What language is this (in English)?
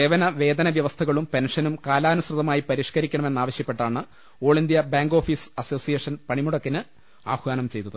Malayalam